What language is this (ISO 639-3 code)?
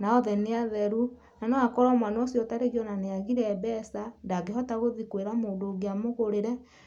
kik